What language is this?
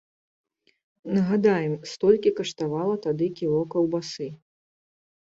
Belarusian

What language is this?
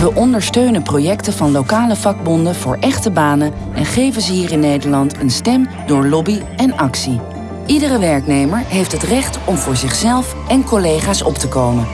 Dutch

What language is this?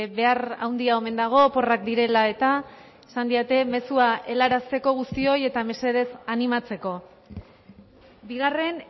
Basque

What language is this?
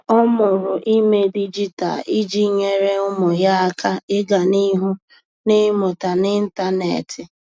Igbo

